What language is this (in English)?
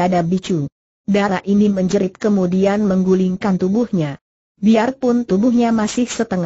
Indonesian